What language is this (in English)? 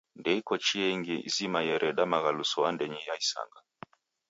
Taita